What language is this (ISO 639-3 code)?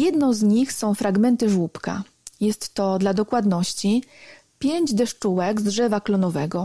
pol